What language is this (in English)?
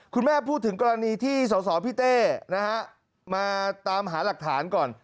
Thai